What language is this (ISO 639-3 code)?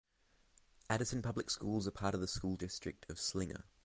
eng